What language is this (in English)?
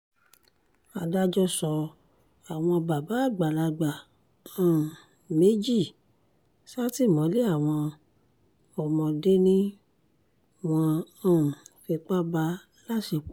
Yoruba